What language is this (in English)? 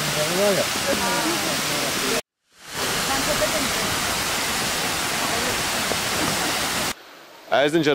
Turkish